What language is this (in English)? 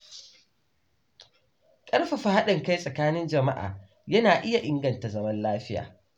Hausa